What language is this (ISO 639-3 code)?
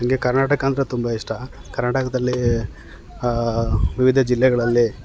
kan